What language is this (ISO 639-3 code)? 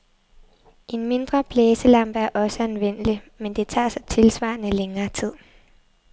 dan